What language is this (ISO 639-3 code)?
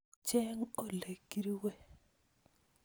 kln